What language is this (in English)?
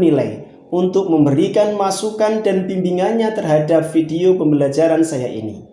Indonesian